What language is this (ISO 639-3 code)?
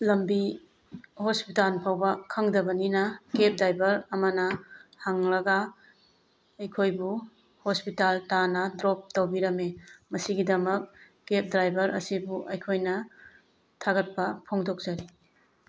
mni